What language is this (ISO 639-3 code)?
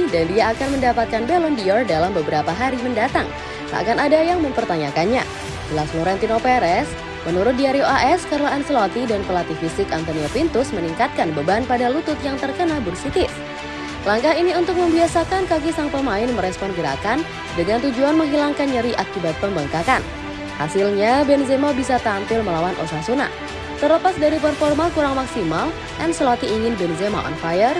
ind